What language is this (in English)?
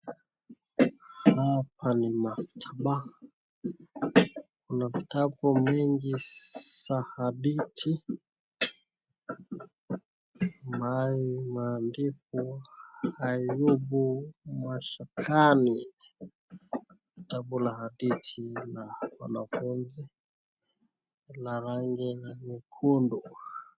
Swahili